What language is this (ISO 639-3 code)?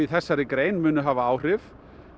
isl